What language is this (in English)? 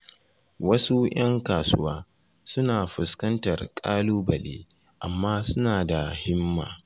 Hausa